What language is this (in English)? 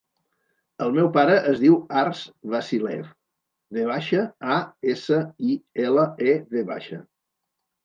Catalan